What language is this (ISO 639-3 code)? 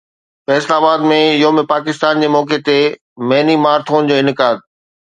snd